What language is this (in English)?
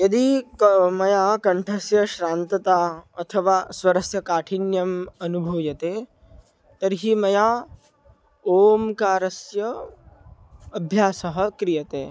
Sanskrit